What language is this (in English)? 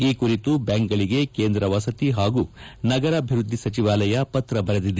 Kannada